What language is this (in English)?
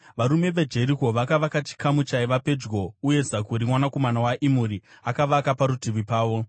Shona